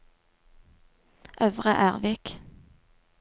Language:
Norwegian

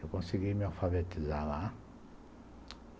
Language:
Portuguese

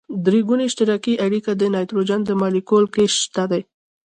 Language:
Pashto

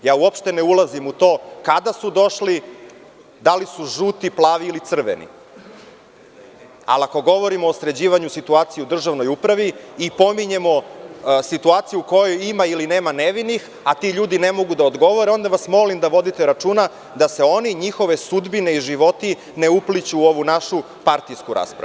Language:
Serbian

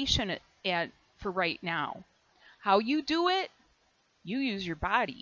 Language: English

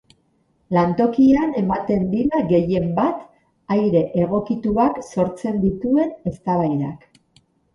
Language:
Basque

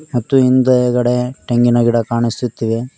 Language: Kannada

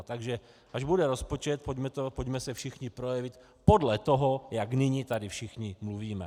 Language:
Czech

